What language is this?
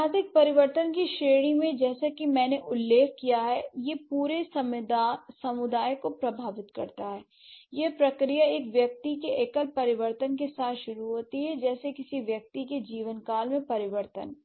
Hindi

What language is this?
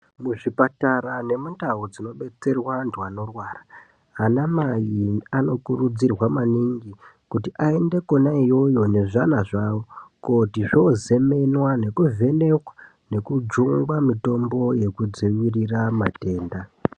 Ndau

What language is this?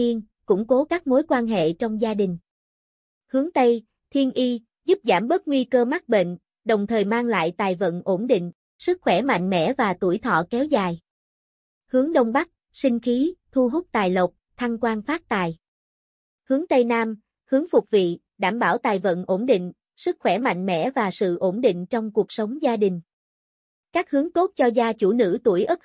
Vietnamese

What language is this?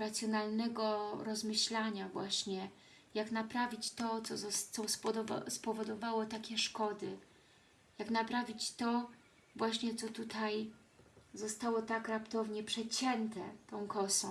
Polish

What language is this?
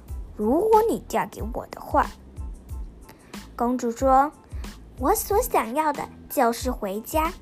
Chinese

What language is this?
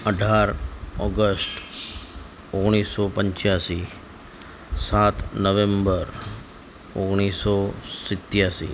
Gujarati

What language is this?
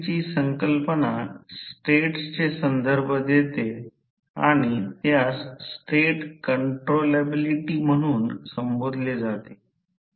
Marathi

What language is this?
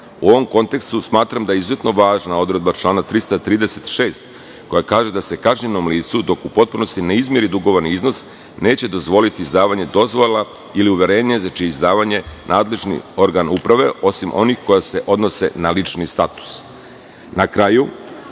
Serbian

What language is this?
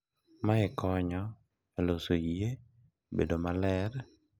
Luo (Kenya and Tanzania)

